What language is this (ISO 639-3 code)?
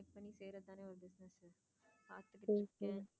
tam